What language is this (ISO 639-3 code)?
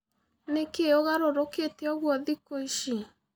kik